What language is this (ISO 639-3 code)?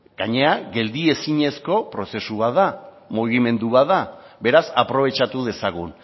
eus